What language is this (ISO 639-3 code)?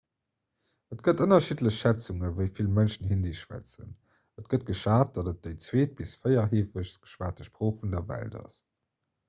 ltz